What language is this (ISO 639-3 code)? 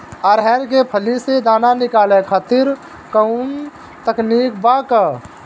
bho